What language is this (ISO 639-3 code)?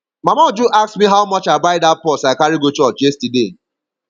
pcm